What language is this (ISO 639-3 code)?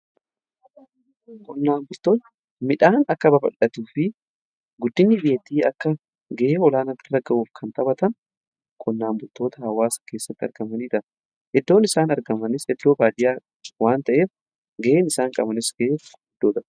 orm